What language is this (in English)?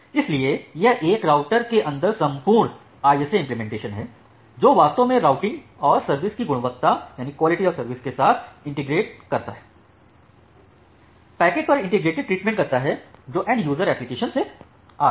Hindi